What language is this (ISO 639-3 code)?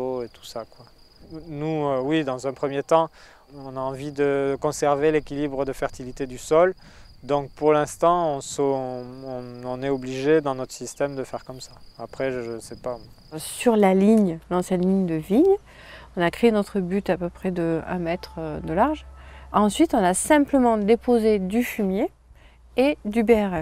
fra